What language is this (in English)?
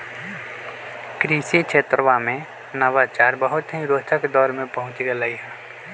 Magahi